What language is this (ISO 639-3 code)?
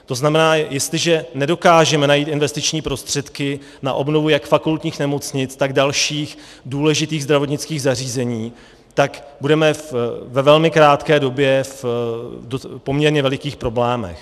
ces